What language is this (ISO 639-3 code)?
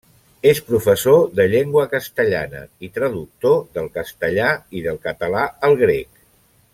cat